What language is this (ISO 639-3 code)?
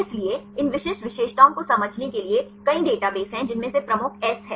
hin